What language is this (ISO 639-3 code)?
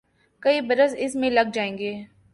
urd